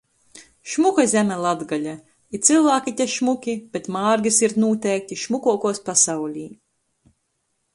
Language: Latgalian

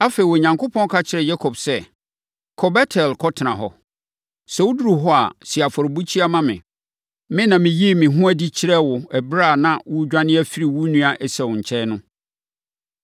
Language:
Akan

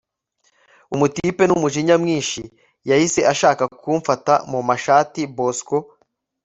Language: Kinyarwanda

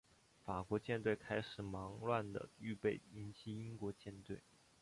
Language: Chinese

